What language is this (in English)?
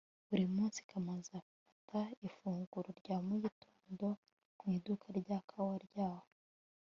Kinyarwanda